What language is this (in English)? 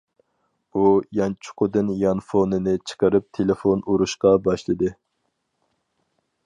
Uyghur